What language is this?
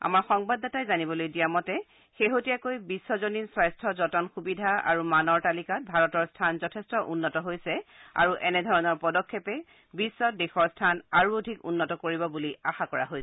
Assamese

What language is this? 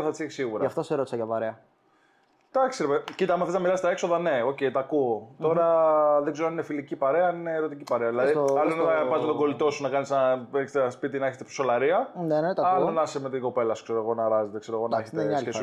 Greek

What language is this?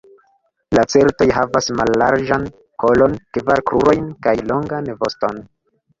Esperanto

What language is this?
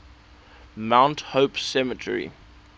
English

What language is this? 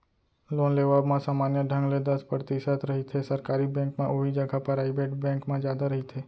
Chhattisgarhi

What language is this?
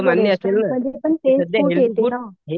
Marathi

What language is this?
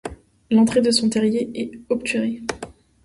French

